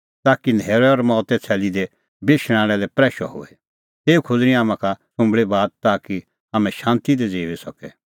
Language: Kullu Pahari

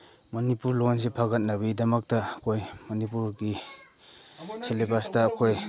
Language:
Manipuri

